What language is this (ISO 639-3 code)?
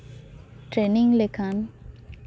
sat